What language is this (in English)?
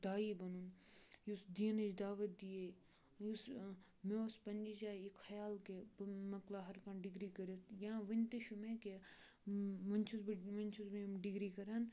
Kashmiri